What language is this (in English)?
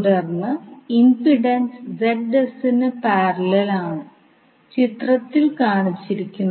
Malayalam